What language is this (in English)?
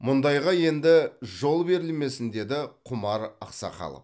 Kazakh